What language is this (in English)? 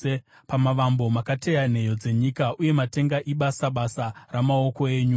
Shona